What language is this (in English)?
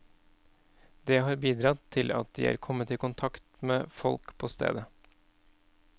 Norwegian